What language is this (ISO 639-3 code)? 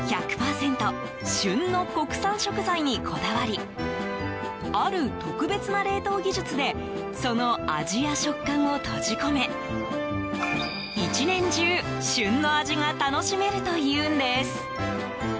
jpn